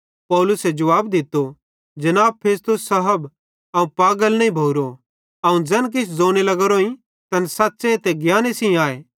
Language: Bhadrawahi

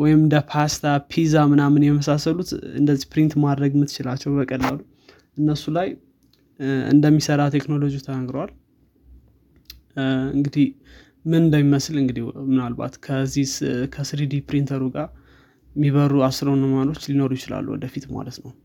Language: Amharic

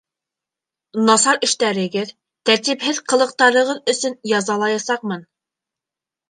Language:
Bashkir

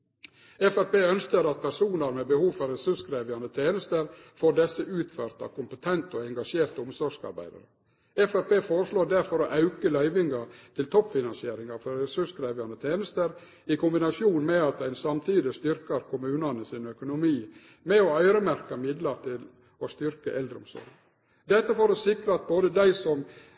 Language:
Norwegian Nynorsk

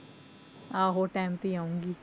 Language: Punjabi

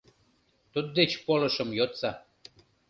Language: Mari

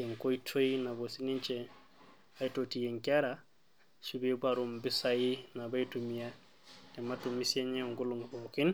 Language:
Masai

